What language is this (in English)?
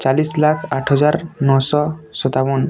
Odia